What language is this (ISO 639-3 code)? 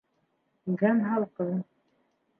bak